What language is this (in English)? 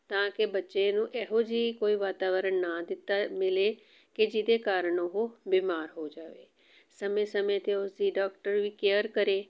Punjabi